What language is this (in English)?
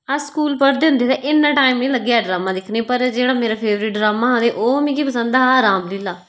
Dogri